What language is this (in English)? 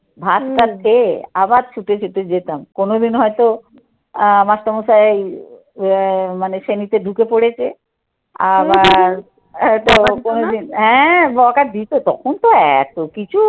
Bangla